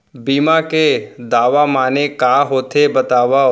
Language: Chhattisgarhi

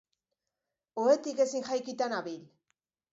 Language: Basque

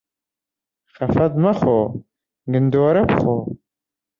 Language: Central Kurdish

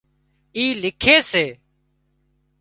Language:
Wadiyara Koli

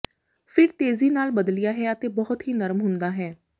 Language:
Punjabi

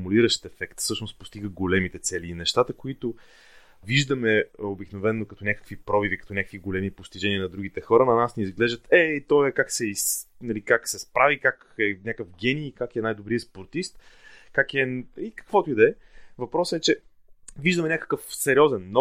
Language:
Bulgarian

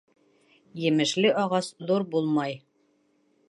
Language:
Bashkir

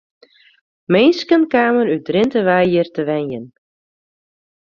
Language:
Western Frisian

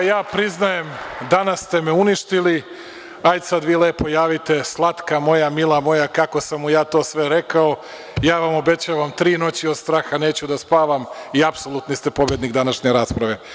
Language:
Serbian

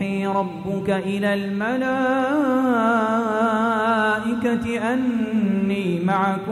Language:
Arabic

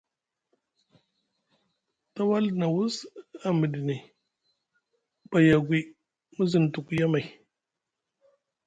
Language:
Musgu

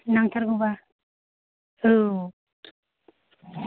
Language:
Bodo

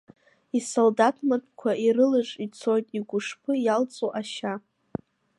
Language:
Abkhazian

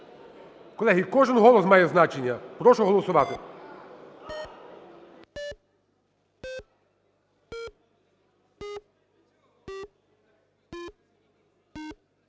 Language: Ukrainian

